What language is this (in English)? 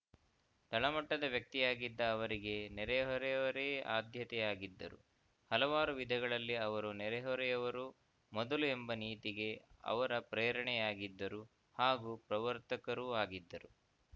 Kannada